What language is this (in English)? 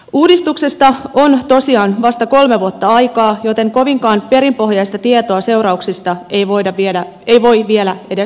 Finnish